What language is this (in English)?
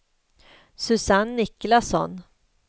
Swedish